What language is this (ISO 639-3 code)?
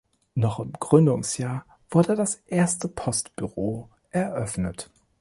deu